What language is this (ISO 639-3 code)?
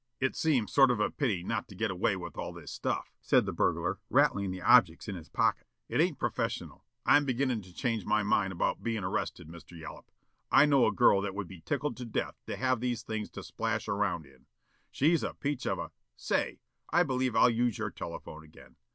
eng